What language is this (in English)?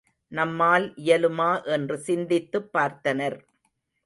Tamil